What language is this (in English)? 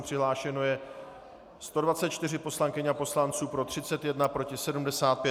Czech